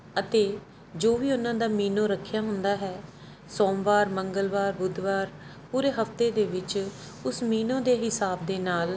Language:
Punjabi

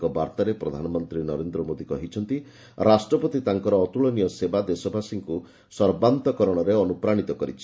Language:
Odia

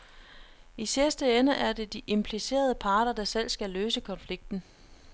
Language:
Danish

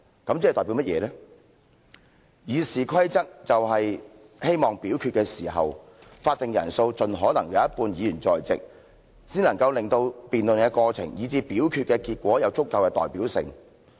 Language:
Cantonese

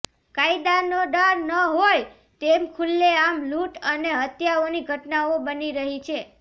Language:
Gujarati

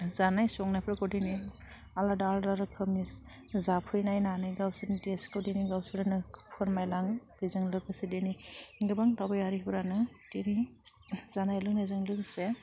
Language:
Bodo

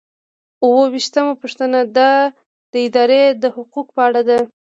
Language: Pashto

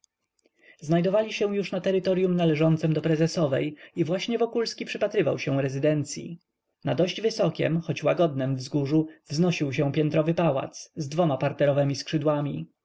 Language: Polish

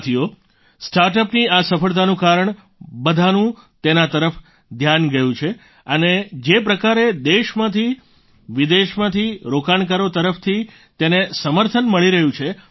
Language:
Gujarati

